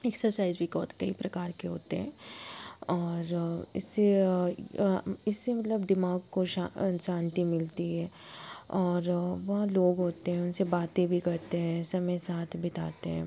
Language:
Hindi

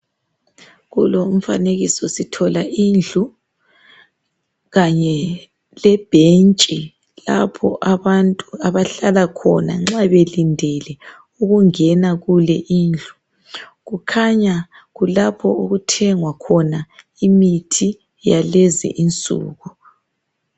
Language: North Ndebele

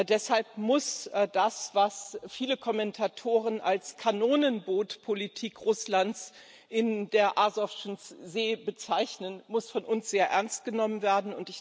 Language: German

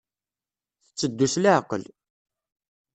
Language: Kabyle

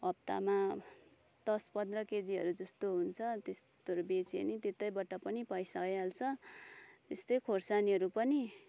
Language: Nepali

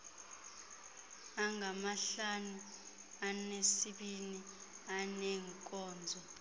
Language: Xhosa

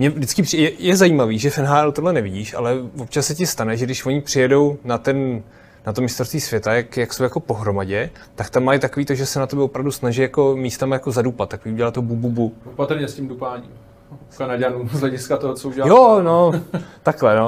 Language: Czech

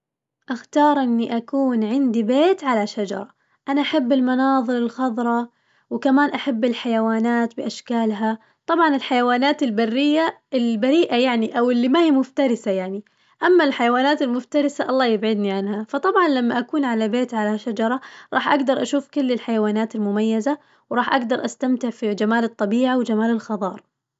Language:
Najdi Arabic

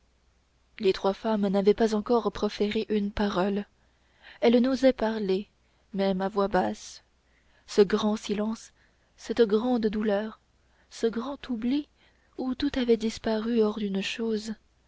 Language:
French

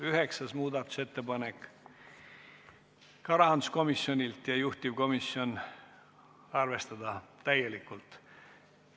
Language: Estonian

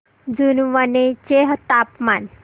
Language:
Marathi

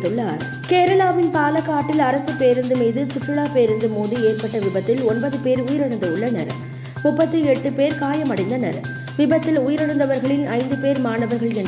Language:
Tamil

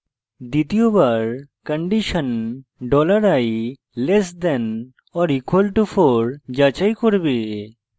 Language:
Bangla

